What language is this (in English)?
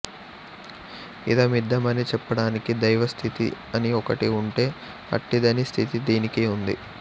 Telugu